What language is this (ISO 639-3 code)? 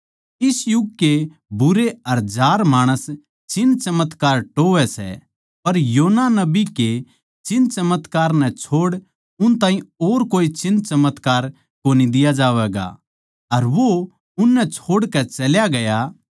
bgc